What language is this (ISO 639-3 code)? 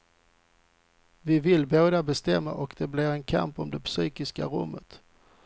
swe